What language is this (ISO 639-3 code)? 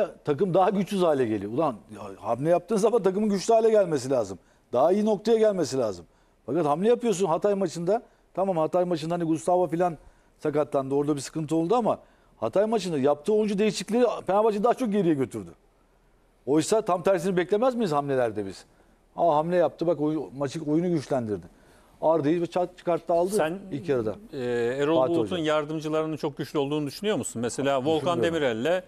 tur